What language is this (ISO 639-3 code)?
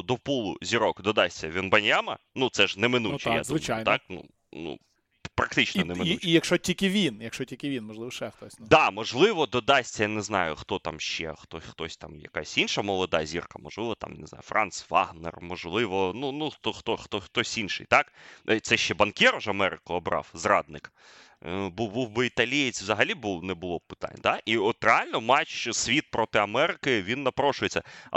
ukr